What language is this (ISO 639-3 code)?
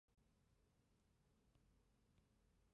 zho